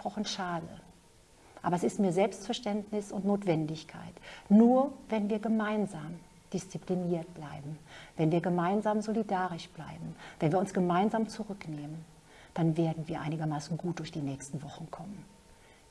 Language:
German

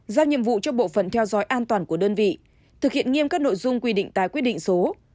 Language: Vietnamese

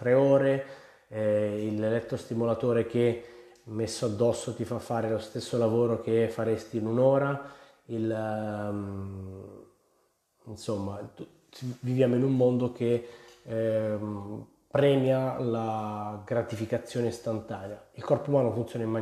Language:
Italian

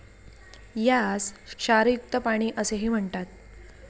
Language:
Marathi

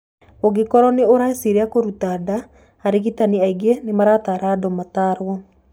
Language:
Kikuyu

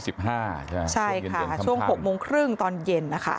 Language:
Thai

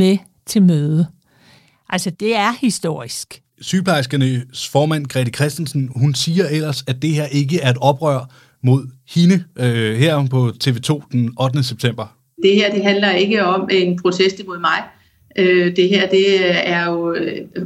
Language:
Danish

